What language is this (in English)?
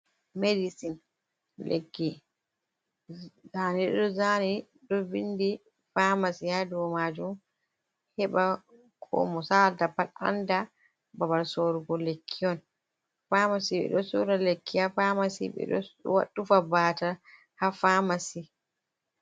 Fula